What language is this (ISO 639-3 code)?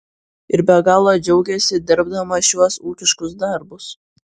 lit